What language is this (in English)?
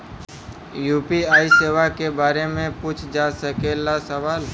Bhojpuri